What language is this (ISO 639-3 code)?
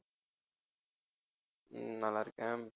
tam